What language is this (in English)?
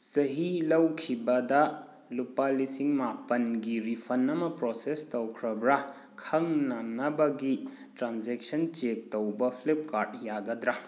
Manipuri